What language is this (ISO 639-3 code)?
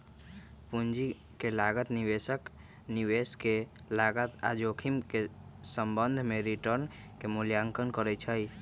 mag